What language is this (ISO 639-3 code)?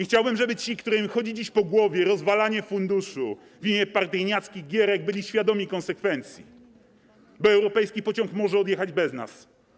pol